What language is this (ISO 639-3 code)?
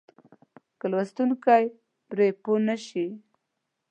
pus